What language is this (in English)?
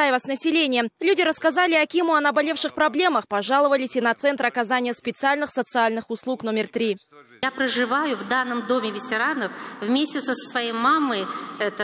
Russian